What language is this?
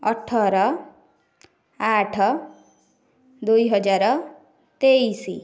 Odia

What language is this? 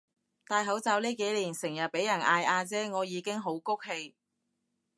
Cantonese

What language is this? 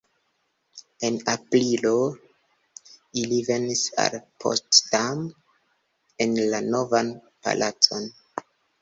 Esperanto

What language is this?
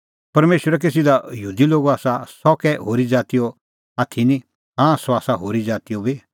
Kullu Pahari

